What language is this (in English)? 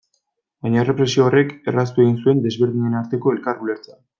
Basque